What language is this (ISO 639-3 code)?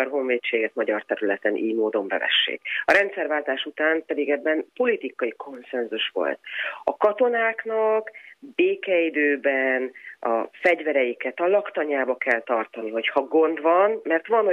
hun